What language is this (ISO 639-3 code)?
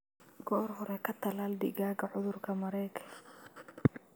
som